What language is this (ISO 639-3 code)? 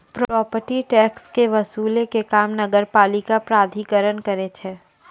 mai